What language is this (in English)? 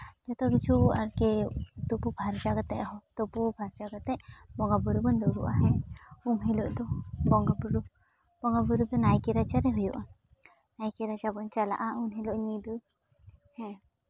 Santali